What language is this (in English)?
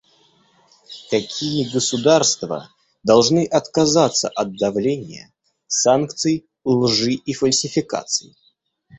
Russian